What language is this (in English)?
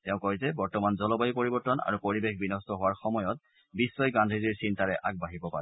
Assamese